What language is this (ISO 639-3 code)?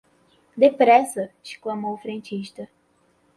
por